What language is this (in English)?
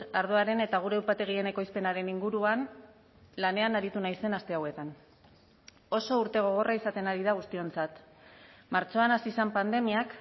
Basque